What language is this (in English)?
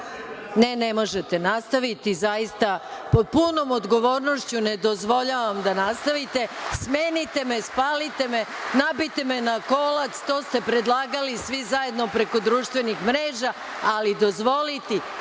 Serbian